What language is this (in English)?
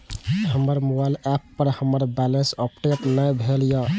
Maithili